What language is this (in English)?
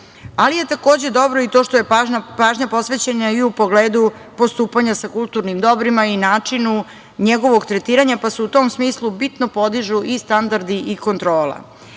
Serbian